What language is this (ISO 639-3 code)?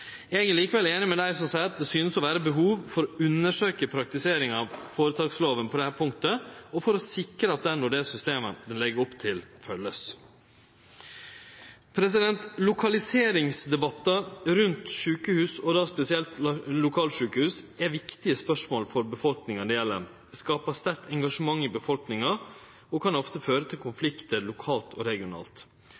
nno